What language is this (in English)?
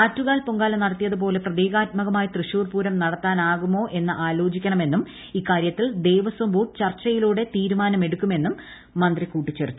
Malayalam